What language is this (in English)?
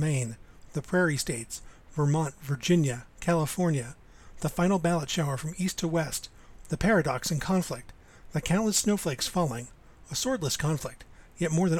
English